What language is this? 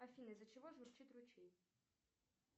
Russian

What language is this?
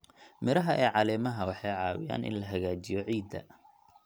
Somali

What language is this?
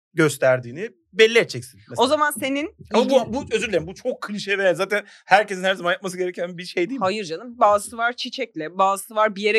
Turkish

